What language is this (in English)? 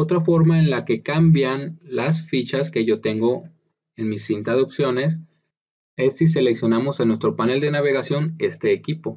Spanish